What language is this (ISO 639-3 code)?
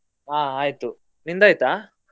kan